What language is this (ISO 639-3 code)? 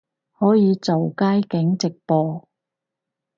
yue